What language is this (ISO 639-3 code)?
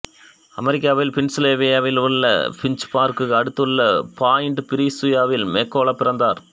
tam